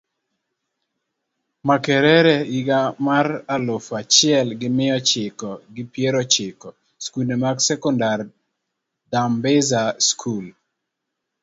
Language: Luo (Kenya and Tanzania)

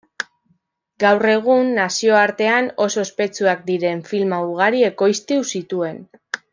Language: Basque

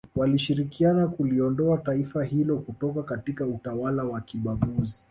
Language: Swahili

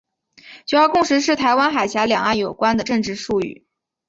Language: Chinese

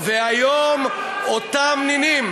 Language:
Hebrew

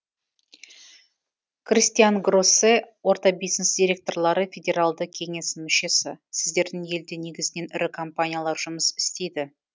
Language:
Kazakh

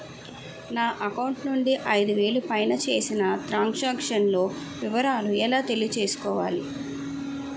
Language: Telugu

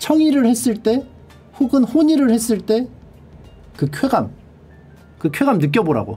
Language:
Korean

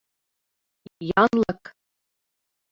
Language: Mari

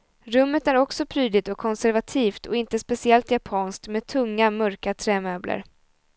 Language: Swedish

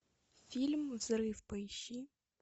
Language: Russian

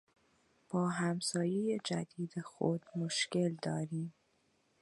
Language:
Persian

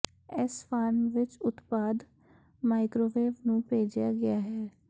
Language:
Punjabi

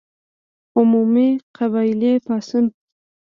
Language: Pashto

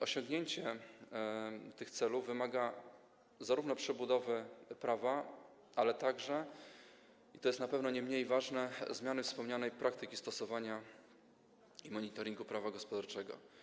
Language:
Polish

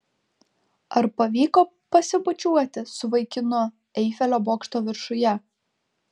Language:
Lithuanian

